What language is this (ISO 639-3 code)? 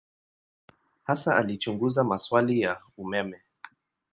swa